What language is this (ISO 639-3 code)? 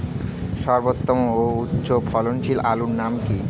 ben